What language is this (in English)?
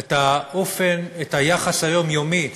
Hebrew